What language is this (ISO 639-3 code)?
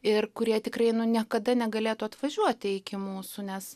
lit